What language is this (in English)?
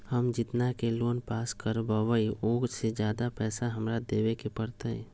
Magahi